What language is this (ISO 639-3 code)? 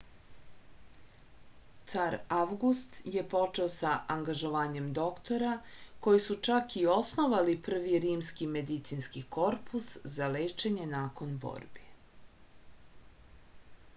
srp